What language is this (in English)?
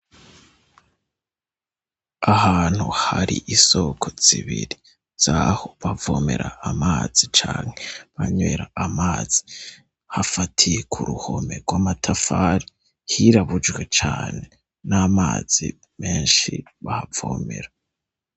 Rundi